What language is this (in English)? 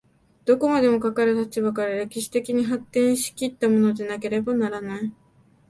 Japanese